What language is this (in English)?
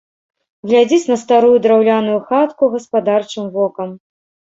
Belarusian